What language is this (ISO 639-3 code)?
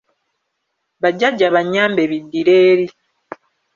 lug